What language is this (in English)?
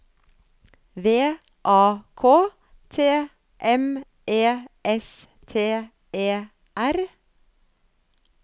Norwegian